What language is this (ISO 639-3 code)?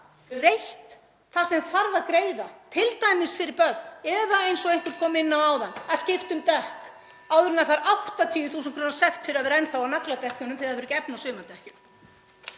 isl